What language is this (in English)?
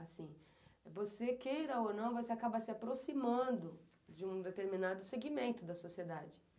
Portuguese